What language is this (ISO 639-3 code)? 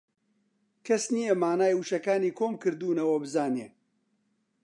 ckb